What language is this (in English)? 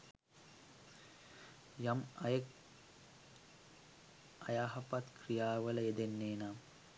Sinhala